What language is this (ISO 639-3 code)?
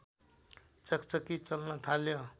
nep